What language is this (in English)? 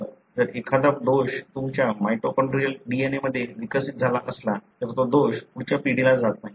Marathi